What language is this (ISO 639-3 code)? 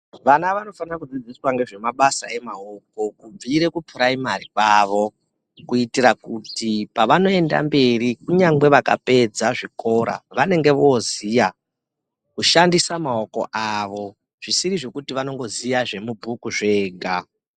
ndc